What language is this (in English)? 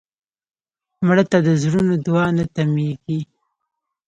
Pashto